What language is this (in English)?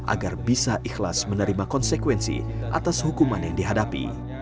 Indonesian